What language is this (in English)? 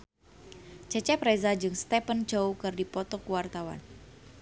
Sundanese